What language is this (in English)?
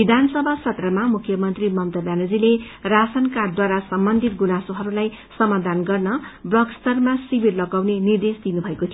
Nepali